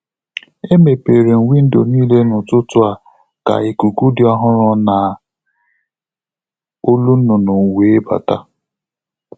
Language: Igbo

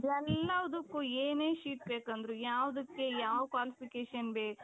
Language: Kannada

